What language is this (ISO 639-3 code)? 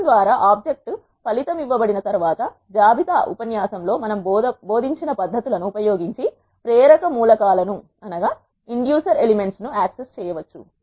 tel